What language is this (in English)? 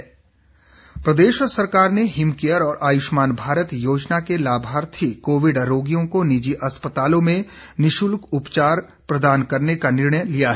Hindi